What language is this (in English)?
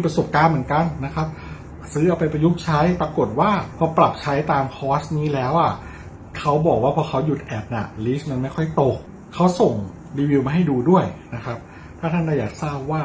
Thai